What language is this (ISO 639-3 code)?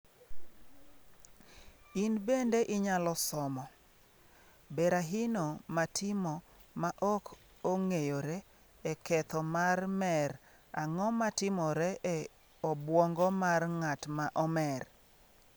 luo